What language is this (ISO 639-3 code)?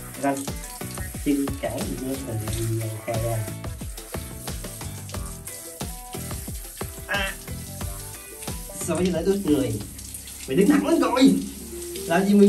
vie